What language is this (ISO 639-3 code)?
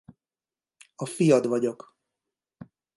hun